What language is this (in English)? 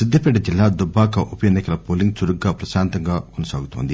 Telugu